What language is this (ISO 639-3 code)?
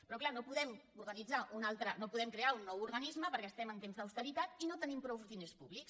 cat